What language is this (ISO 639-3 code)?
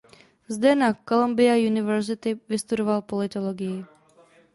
ces